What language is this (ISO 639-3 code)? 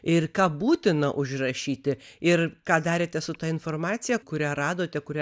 lit